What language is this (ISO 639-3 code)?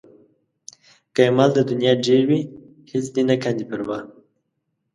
pus